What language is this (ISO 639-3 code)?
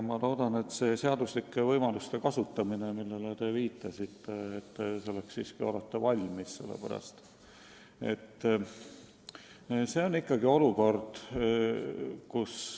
est